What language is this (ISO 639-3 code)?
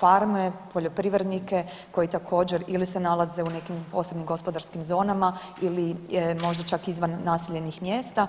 hrv